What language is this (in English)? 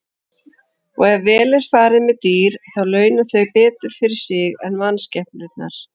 Icelandic